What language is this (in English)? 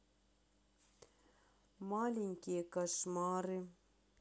Russian